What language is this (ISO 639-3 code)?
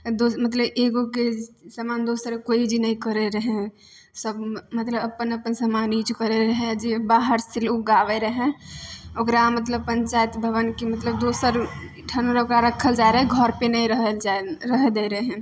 mai